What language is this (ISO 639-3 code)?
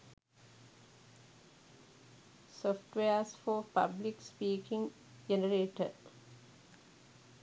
sin